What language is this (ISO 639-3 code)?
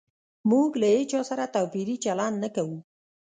pus